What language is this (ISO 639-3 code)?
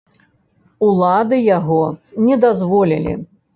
bel